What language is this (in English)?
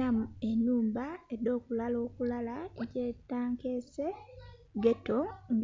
Soga